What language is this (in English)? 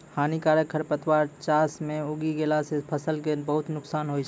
Maithili